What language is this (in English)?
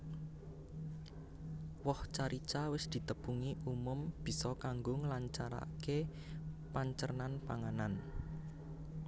Javanese